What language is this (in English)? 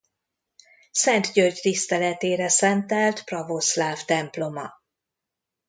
Hungarian